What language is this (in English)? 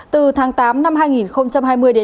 Vietnamese